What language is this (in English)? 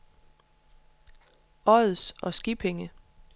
Danish